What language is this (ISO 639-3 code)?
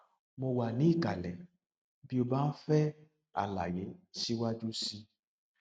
yor